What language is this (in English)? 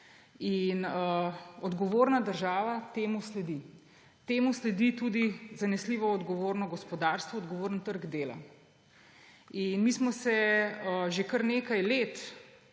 Slovenian